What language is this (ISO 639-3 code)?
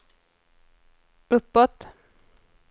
swe